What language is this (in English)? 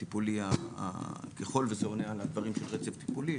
Hebrew